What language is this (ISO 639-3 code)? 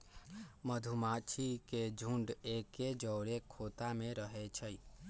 mag